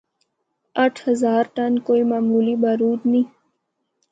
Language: Northern Hindko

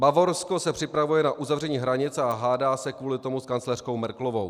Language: Czech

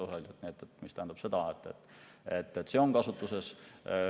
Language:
Estonian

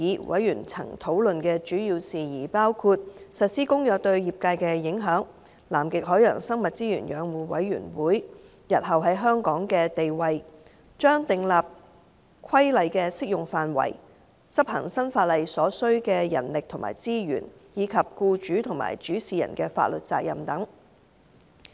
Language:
Cantonese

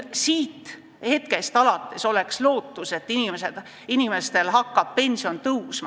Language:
Estonian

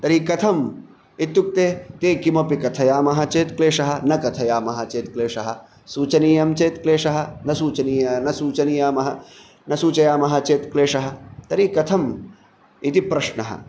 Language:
Sanskrit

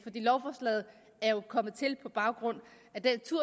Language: Danish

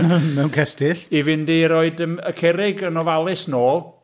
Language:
Welsh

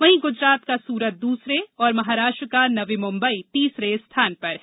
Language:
Hindi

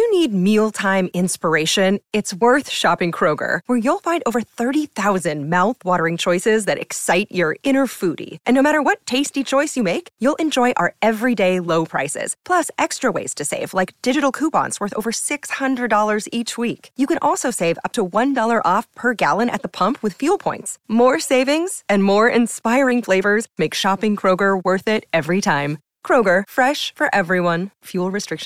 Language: Thai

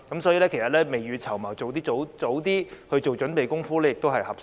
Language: Cantonese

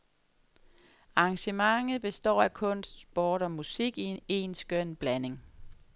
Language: Danish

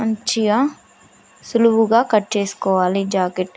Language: Telugu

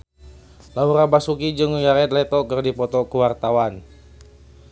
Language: Sundanese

